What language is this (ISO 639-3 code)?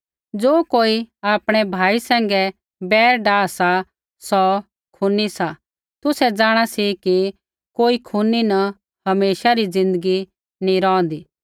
kfx